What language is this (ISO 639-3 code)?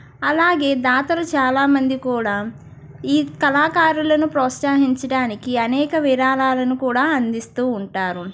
tel